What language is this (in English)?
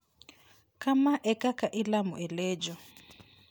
Luo (Kenya and Tanzania)